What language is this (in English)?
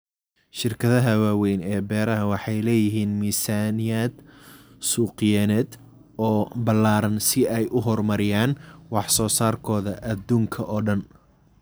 Somali